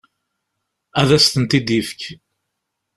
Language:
Kabyle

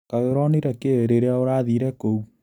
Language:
Kikuyu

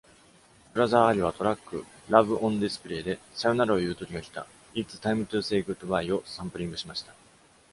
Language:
Japanese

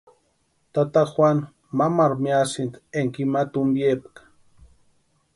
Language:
Western Highland Purepecha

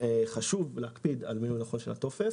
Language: Hebrew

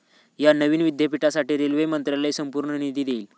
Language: Marathi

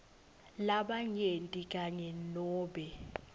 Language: Swati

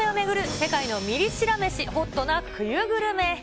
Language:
Japanese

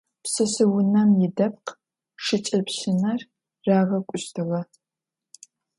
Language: Adyghe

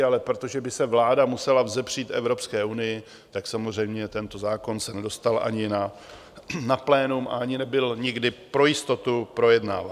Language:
Czech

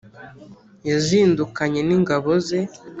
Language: Kinyarwanda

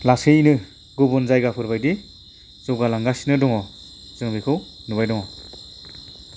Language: Bodo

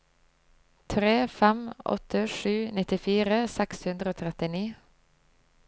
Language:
Norwegian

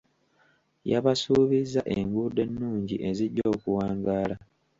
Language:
Ganda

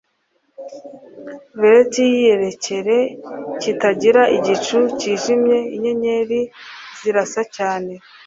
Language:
Kinyarwanda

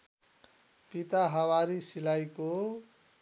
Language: Nepali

